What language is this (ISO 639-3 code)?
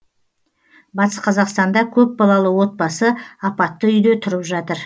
kaz